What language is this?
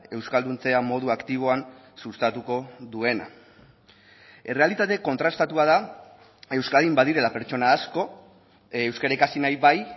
Basque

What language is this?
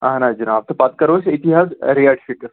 Kashmiri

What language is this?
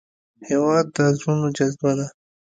Pashto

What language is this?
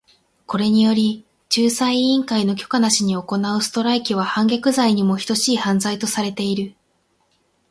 Japanese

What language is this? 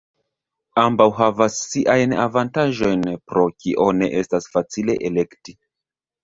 Esperanto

